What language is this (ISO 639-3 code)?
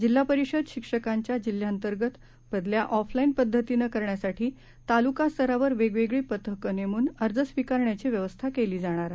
mar